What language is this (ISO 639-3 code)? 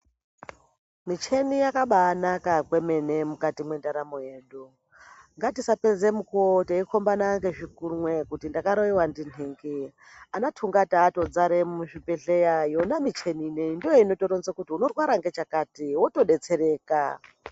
ndc